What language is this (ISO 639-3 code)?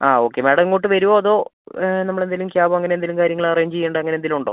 mal